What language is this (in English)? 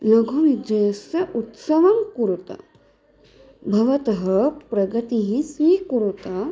Sanskrit